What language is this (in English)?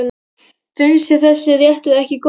Icelandic